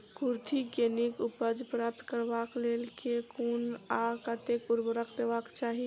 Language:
Maithili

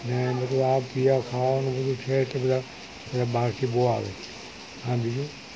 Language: Gujarati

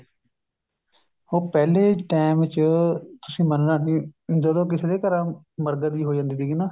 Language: Punjabi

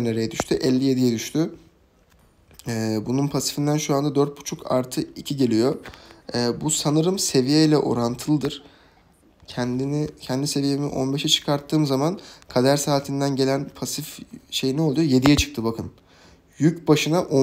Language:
Turkish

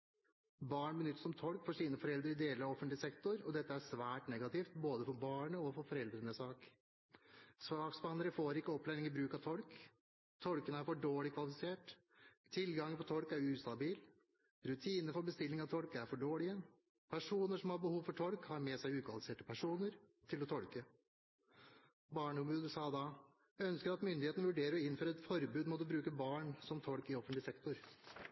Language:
Norwegian Bokmål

